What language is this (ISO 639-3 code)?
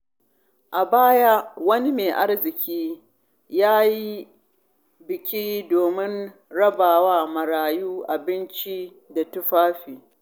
hau